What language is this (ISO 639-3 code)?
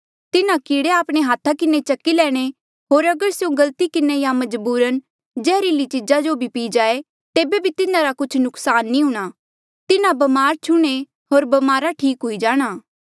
mjl